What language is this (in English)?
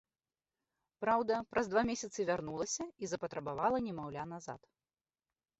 Belarusian